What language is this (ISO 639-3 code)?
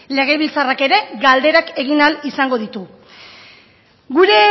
eus